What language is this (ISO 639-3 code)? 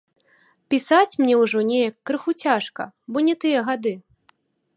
bel